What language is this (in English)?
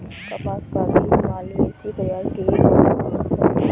Hindi